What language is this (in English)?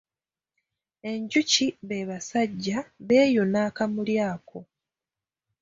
Ganda